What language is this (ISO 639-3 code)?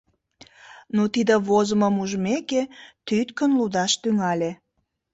chm